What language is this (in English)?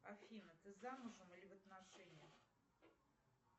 Russian